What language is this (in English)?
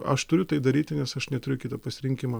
Lithuanian